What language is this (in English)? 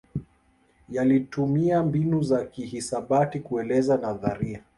Swahili